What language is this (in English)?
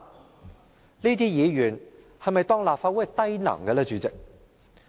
Cantonese